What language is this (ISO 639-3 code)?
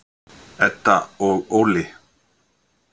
isl